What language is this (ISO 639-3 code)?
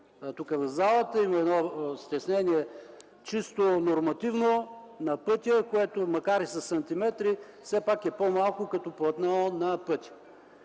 bul